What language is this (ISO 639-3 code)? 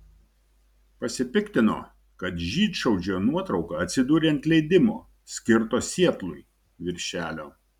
lit